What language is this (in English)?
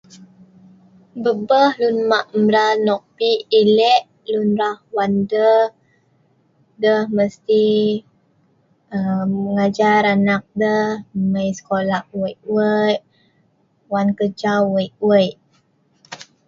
Sa'ban